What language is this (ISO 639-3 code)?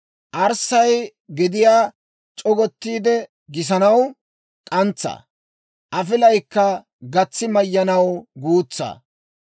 dwr